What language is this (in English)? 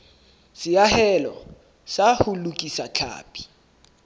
Southern Sotho